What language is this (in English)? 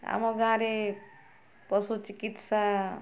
Odia